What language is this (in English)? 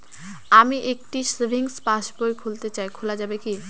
Bangla